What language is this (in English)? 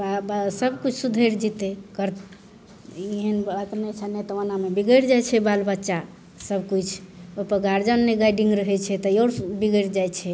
Maithili